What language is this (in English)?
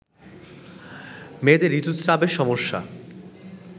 Bangla